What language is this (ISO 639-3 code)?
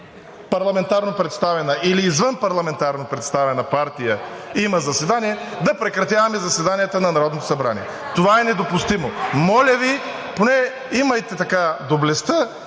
bul